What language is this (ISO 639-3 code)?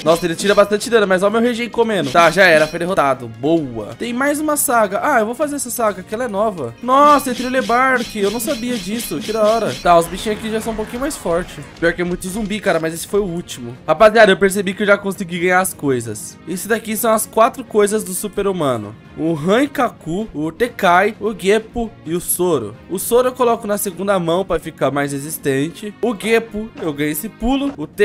por